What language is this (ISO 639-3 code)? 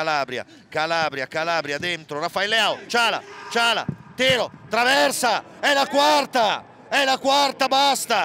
ita